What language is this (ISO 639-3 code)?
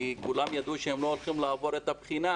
heb